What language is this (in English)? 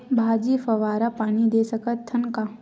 Chhattisgarhi